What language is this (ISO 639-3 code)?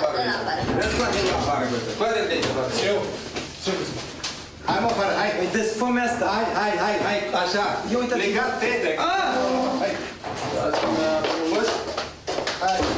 ron